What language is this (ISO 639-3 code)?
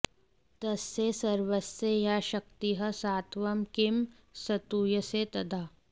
san